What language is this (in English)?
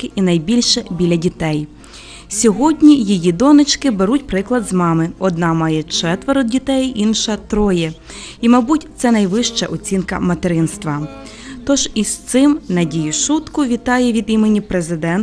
Ukrainian